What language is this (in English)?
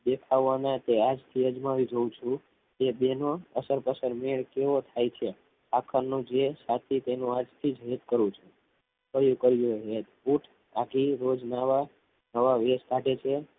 Gujarati